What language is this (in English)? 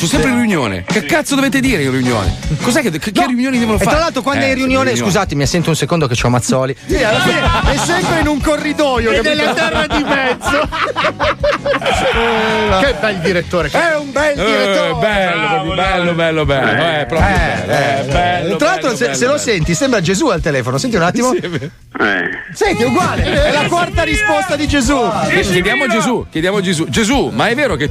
Italian